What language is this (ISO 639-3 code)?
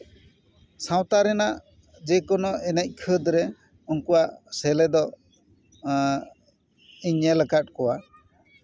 sat